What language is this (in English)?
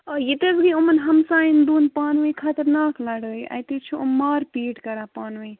Kashmiri